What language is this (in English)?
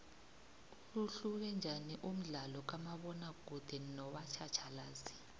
South Ndebele